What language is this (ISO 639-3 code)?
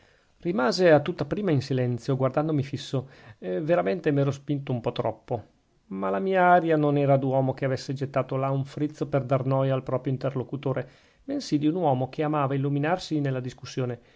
ita